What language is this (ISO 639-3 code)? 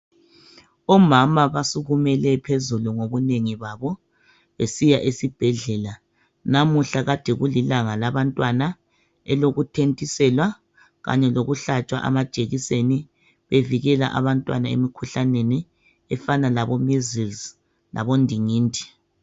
nde